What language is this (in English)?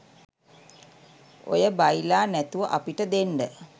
Sinhala